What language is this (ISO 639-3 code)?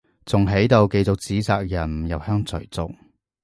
yue